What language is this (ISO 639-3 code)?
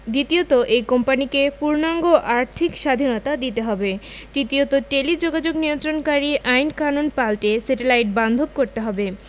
ben